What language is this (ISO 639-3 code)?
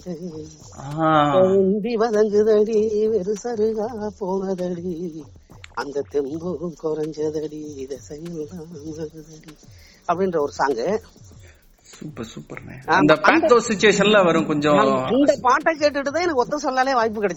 tam